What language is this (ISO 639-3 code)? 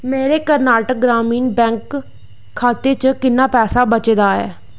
doi